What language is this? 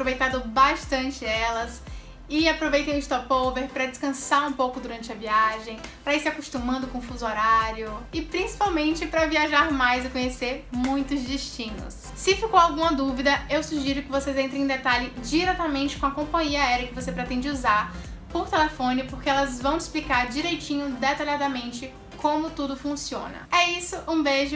Portuguese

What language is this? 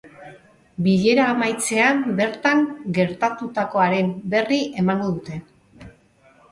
Basque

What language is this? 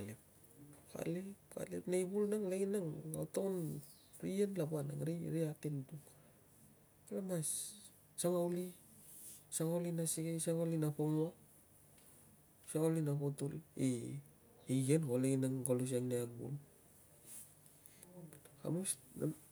Tungag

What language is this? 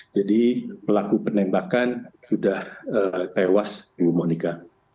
Indonesian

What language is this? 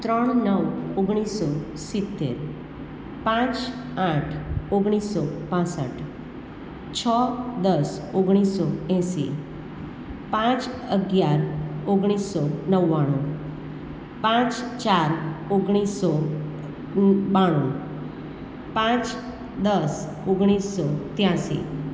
Gujarati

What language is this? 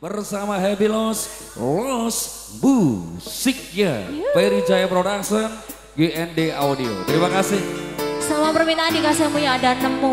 Indonesian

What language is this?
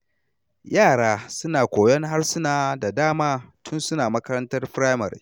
Hausa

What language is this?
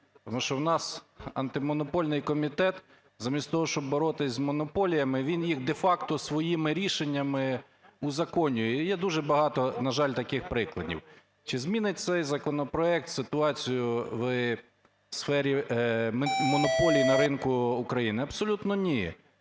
Ukrainian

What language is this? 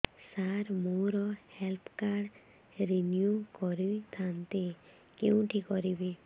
Odia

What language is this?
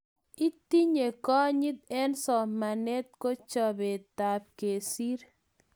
Kalenjin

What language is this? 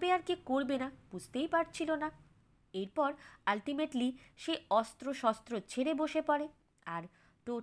Bangla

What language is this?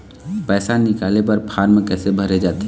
Chhattisgarhi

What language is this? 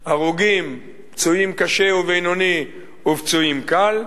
Hebrew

